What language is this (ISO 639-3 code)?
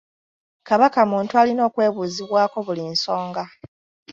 lug